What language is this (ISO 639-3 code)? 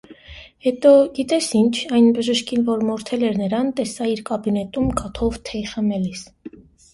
hye